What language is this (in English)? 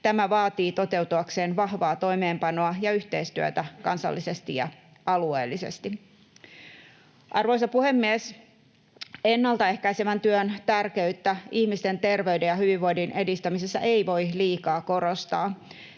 Finnish